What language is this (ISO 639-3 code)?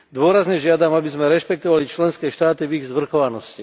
slk